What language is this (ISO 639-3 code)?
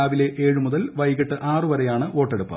mal